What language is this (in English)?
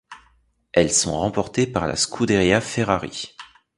French